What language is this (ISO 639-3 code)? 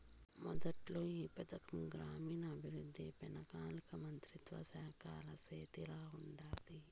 tel